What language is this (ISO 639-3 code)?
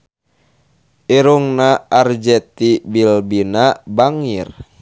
sun